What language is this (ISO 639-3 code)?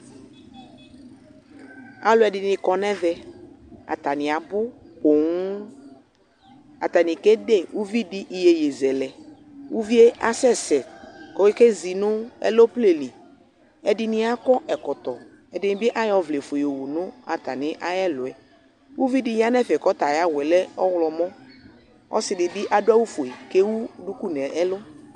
kpo